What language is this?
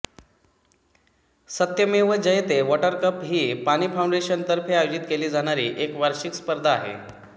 Marathi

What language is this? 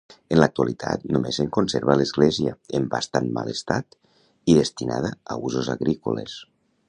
Catalan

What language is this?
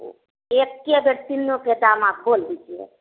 Hindi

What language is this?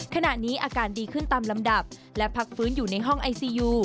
Thai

